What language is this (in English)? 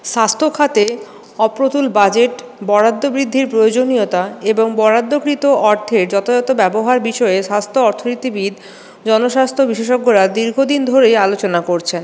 Bangla